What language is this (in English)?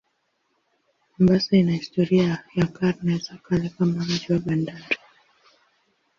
Swahili